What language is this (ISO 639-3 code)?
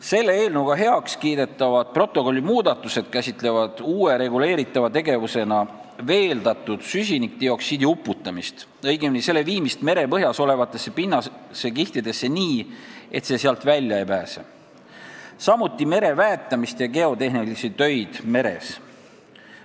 est